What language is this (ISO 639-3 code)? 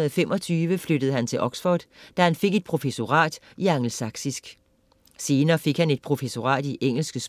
dan